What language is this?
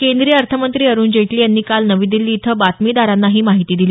Marathi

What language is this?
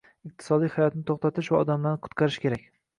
Uzbek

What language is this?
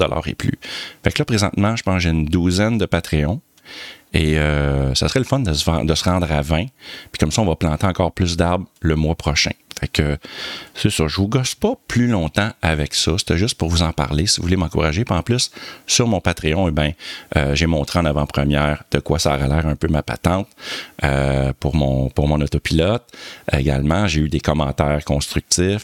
French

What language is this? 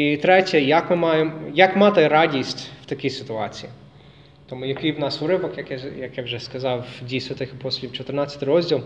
Ukrainian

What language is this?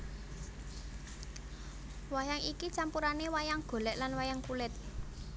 Javanese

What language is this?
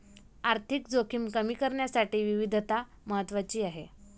Marathi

